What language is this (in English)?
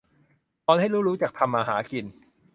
Thai